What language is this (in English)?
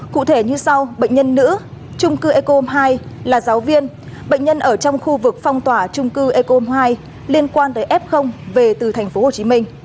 Vietnamese